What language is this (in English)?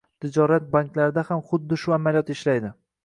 Uzbek